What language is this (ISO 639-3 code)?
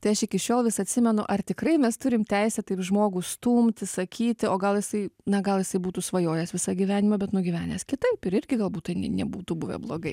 lit